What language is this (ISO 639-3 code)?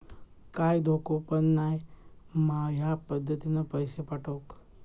mar